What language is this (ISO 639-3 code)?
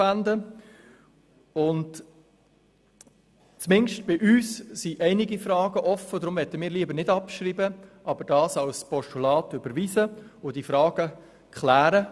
gsw